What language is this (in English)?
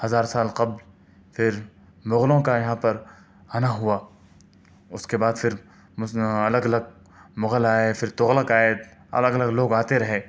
Urdu